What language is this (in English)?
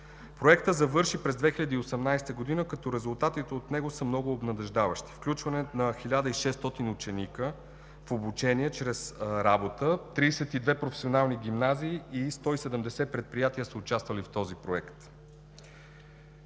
Bulgarian